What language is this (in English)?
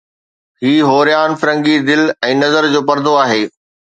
Sindhi